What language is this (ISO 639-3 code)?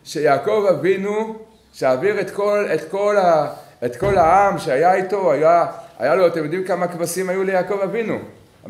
heb